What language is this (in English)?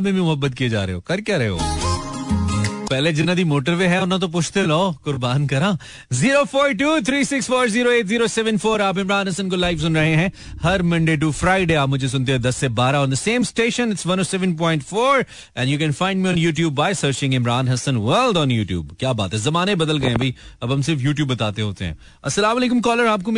Hindi